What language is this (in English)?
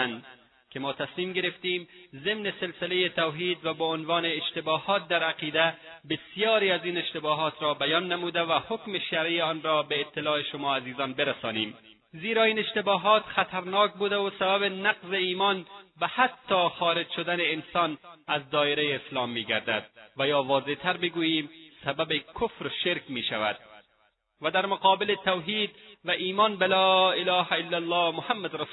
Persian